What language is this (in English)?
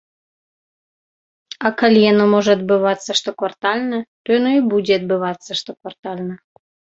Belarusian